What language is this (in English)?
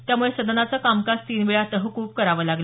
Marathi